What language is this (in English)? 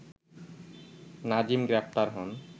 Bangla